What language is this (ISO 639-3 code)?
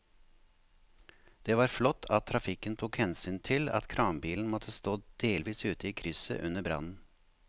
nor